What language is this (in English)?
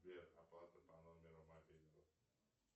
Russian